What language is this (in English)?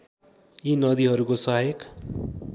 Nepali